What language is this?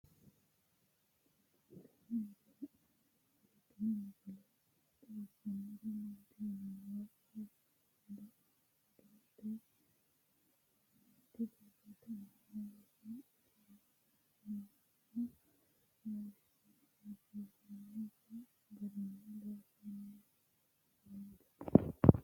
Sidamo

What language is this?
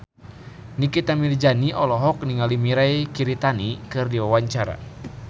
Sundanese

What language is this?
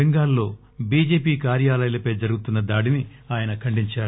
Telugu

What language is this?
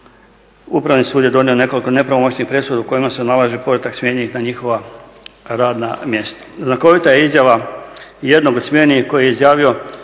Croatian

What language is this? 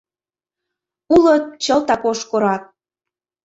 Mari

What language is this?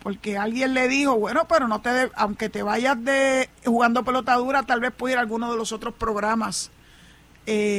Spanish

